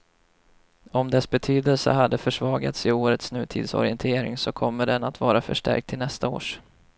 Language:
Swedish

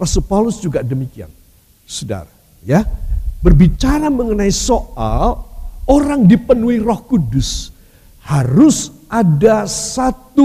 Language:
Indonesian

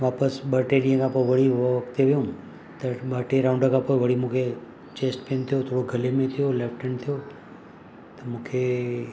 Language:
Sindhi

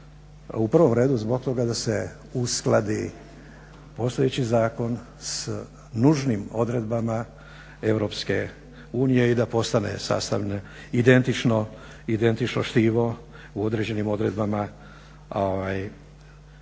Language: Croatian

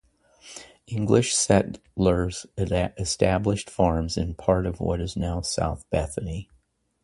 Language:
English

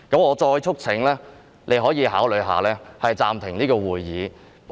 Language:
Cantonese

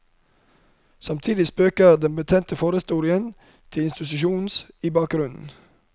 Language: Norwegian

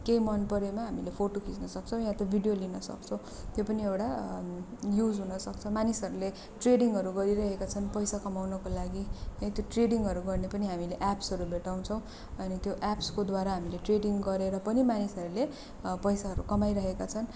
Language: Nepali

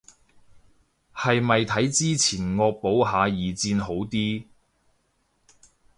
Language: Cantonese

